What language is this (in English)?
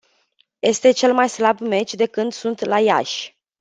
Romanian